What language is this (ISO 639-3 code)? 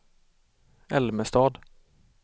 swe